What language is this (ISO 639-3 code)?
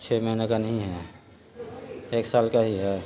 urd